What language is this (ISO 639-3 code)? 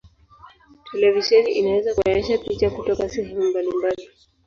swa